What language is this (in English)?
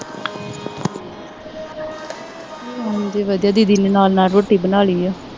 Punjabi